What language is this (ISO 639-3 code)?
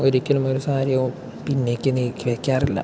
mal